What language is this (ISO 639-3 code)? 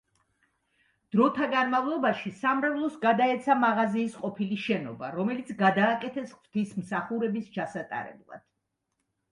kat